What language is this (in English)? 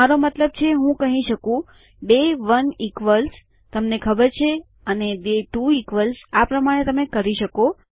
Gujarati